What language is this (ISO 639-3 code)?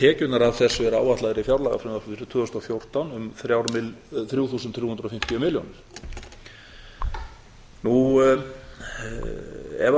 isl